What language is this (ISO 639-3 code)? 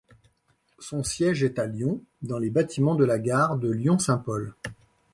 fra